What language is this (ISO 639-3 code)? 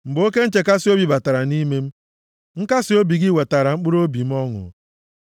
ibo